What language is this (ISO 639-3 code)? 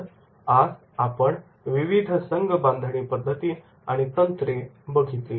mar